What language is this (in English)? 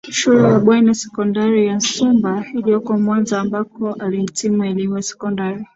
Swahili